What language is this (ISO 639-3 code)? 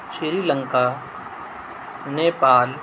urd